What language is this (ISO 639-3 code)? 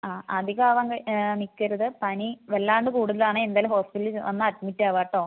mal